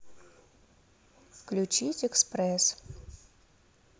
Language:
Russian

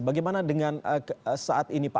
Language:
Indonesian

